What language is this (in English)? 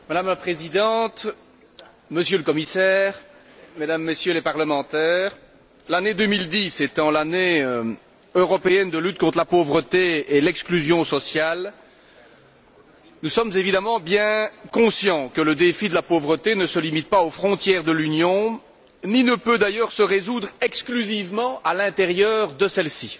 French